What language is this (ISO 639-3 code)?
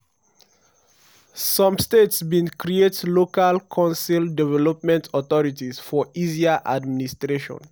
pcm